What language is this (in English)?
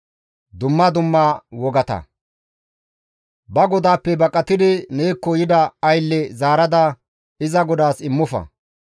Gamo